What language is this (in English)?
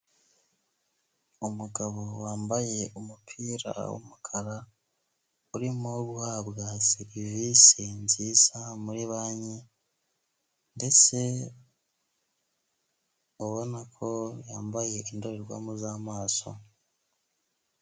Kinyarwanda